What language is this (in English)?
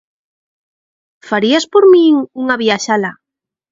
Galician